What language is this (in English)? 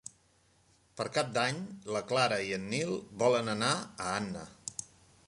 Catalan